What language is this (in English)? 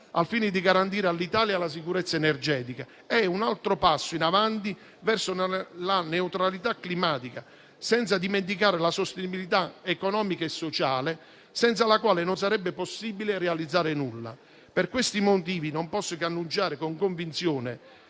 Italian